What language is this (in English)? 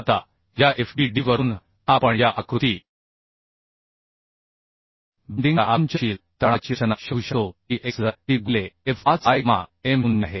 Marathi